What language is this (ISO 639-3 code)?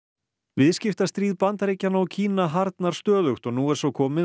isl